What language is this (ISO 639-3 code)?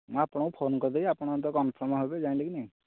ori